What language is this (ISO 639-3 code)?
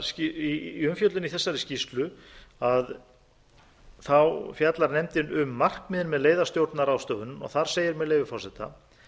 isl